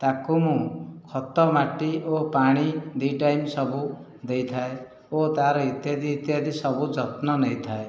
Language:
Odia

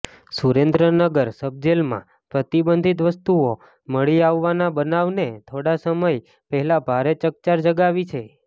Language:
Gujarati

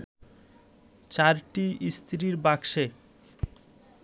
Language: Bangla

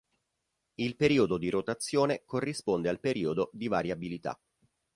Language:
Italian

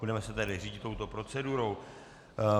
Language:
Czech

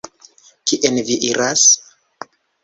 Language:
Esperanto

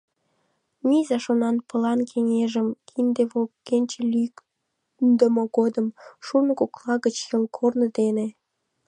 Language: Mari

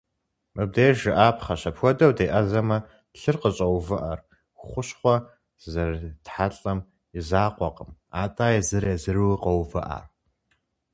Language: Kabardian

